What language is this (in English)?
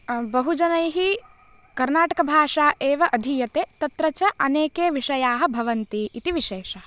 Sanskrit